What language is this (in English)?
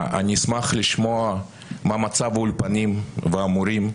Hebrew